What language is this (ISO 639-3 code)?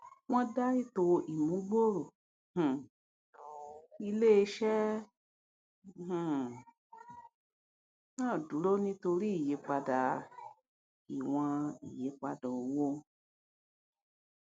yor